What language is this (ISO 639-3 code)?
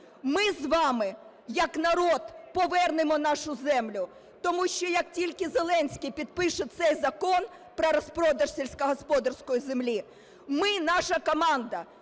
ukr